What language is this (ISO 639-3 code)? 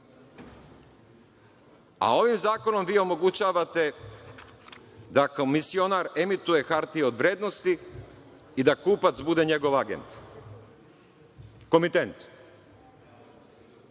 srp